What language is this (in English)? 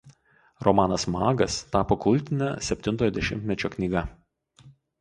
Lithuanian